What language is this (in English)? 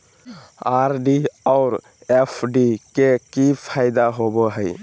Magahi